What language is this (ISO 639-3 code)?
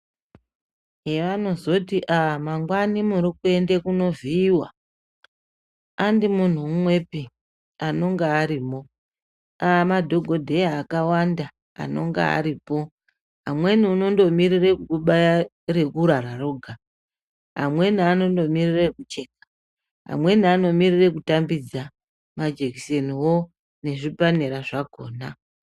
ndc